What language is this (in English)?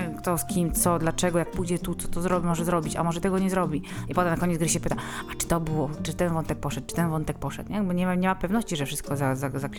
Polish